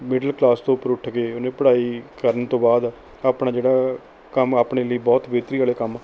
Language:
Punjabi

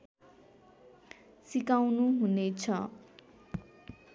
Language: Nepali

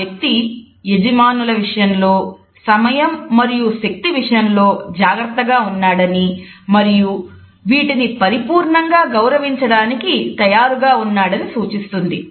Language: Telugu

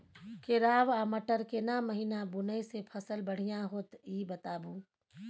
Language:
Maithili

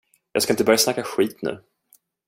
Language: Swedish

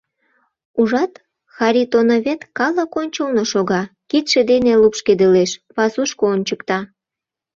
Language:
Mari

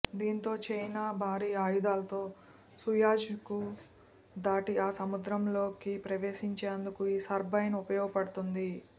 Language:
Telugu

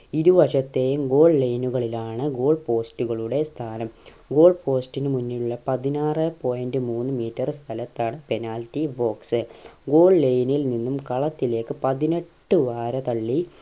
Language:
Malayalam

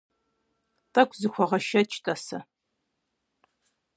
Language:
Kabardian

